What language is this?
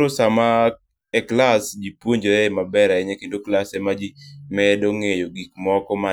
Luo (Kenya and Tanzania)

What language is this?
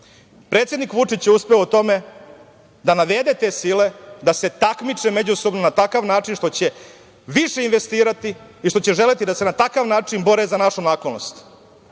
Serbian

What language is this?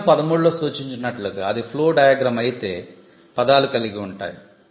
Telugu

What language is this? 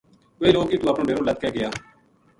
Gujari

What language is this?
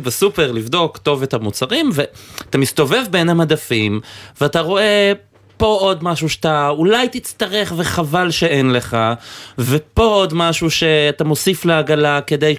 Hebrew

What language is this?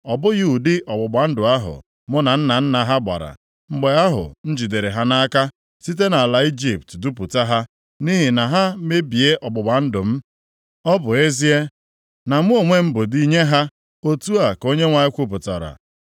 Igbo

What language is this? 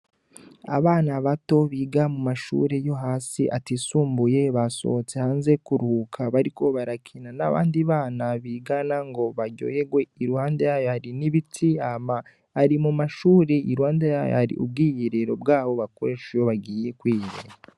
Rundi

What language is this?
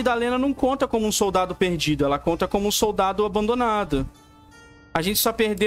Portuguese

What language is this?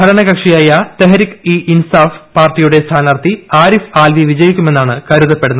Malayalam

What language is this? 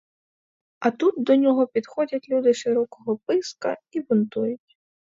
Ukrainian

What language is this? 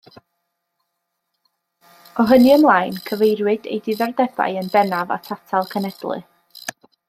Welsh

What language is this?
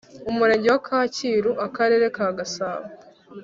Kinyarwanda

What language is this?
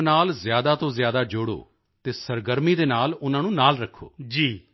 Punjabi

